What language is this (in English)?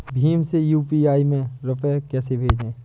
Hindi